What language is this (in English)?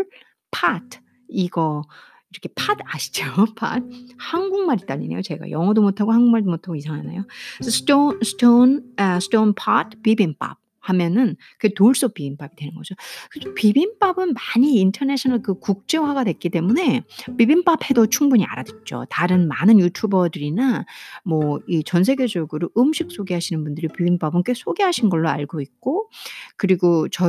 Korean